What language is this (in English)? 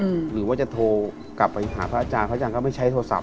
Thai